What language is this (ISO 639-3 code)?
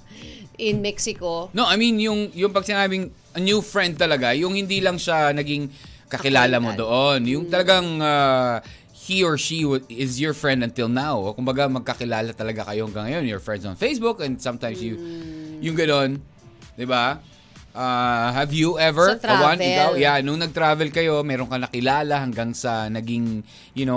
fil